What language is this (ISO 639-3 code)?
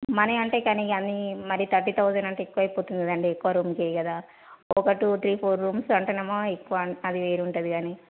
tel